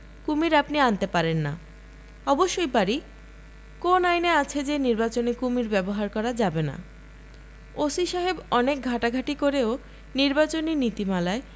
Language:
Bangla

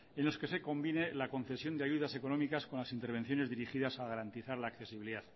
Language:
Spanish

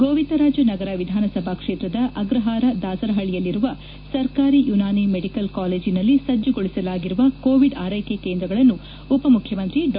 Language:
Kannada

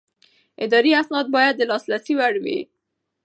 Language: Pashto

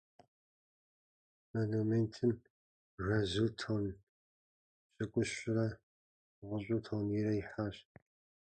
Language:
Kabardian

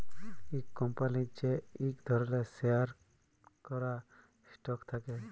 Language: Bangla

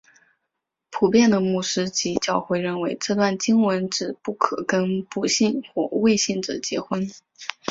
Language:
Chinese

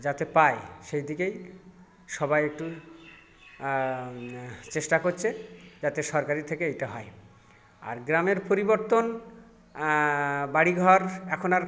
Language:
Bangla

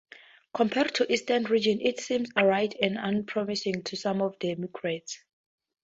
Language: English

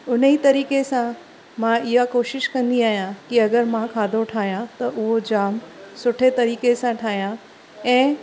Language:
Sindhi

